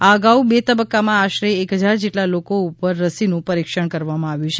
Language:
Gujarati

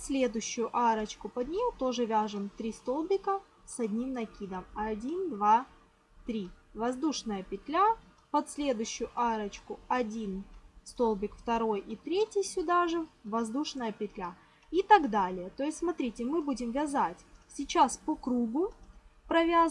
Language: Russian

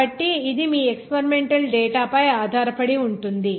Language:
Telugu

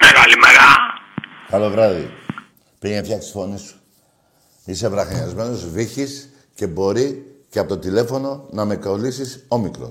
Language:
Greek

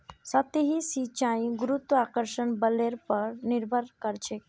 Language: Magahi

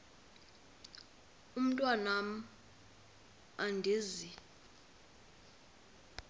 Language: Xhosa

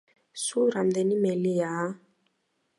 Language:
Georgian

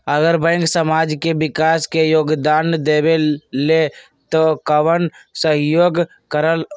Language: Magahi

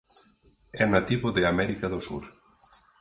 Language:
Galician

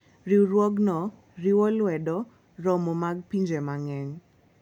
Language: Luo (Kenya and Tanzania)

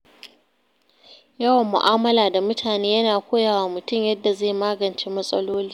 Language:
Hausa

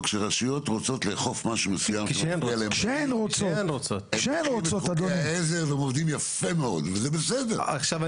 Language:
Hebrew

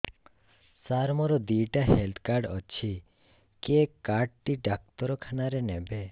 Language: Odia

